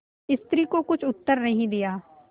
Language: Hindi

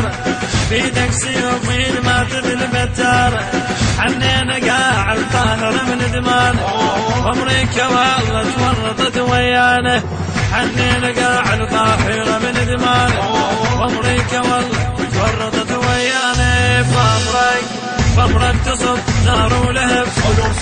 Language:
Arabic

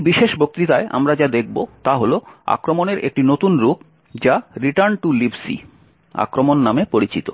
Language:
Bangla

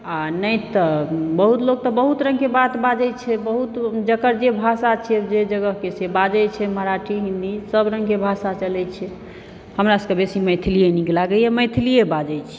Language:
Maithili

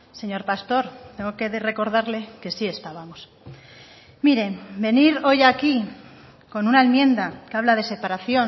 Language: Spanish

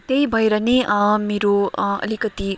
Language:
Nepali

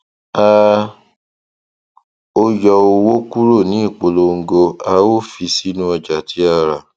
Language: Yoruba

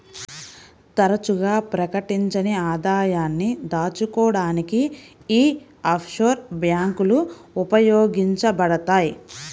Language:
Telugu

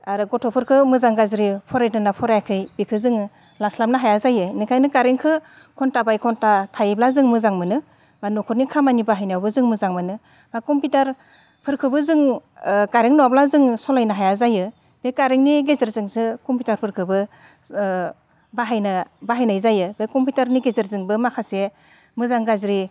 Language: Bodo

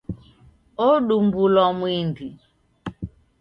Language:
Taita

